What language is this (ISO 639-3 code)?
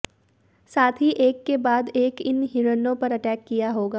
hin